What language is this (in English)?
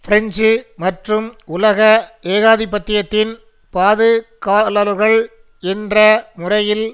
Tamil